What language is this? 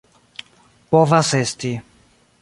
Esperanto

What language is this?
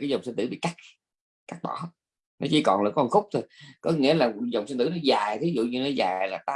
Vietnamese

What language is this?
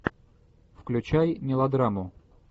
Russian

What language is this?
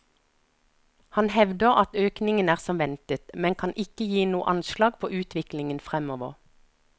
Norwegian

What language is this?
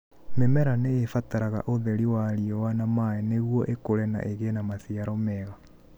Kikuyu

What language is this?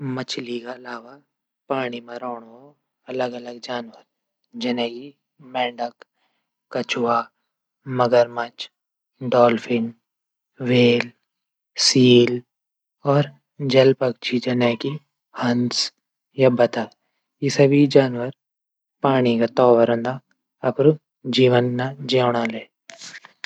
Garhwali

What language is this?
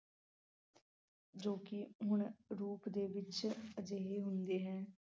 Punjabi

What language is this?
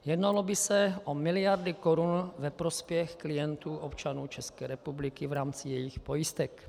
Czech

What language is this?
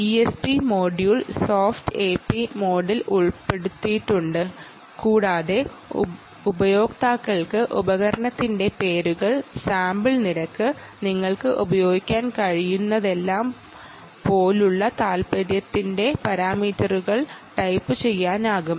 Malayalam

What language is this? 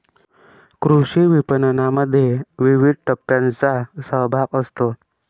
Marathi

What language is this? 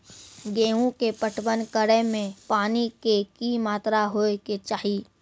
Maithili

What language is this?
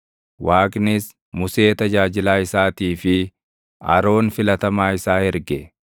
Oromo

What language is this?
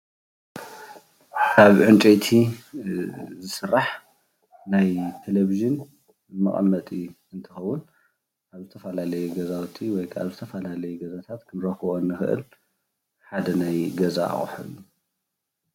Tigrinya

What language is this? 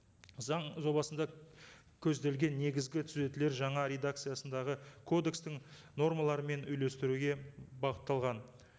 Kazakh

